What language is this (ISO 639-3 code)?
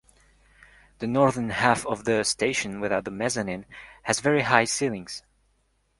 eng